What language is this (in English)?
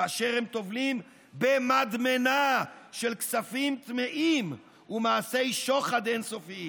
Hebrew